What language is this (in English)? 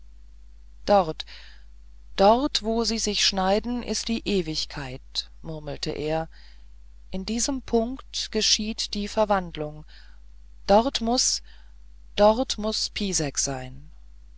German